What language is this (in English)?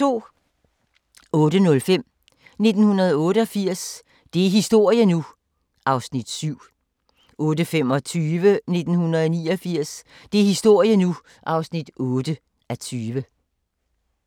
Danish